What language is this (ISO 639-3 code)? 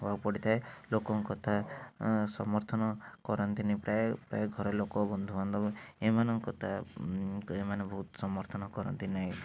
ori